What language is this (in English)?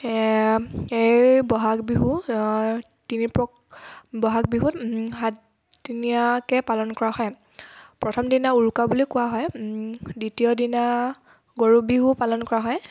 Assamese